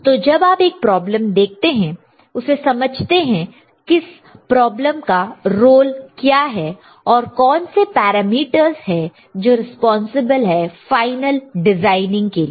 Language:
Hindi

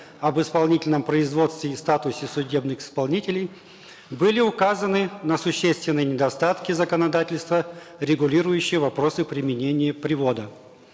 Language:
Kazakh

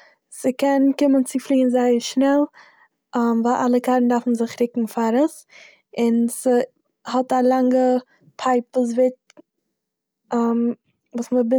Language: Yiddish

